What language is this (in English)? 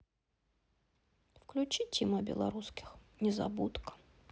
Russian